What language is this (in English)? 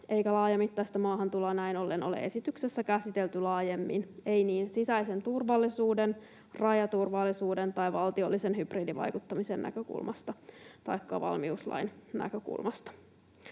Finnish